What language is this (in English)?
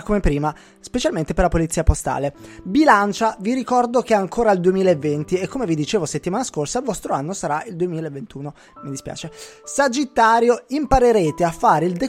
Italian